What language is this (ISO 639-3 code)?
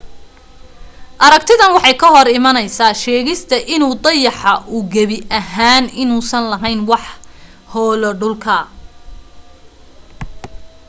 som